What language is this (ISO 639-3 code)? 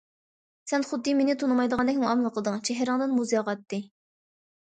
uig